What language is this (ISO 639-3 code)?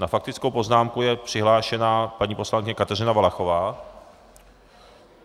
ces